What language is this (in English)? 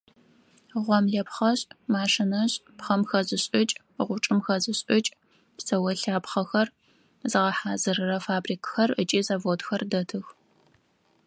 Adyghe